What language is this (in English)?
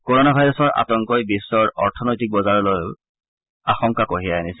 Assamese